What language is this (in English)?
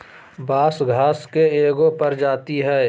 Magahi